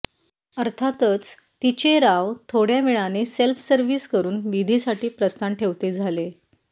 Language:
Marathi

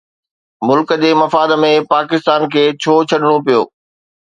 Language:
Sindhi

